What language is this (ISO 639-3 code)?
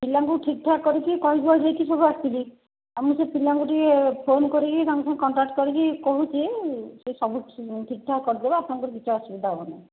ori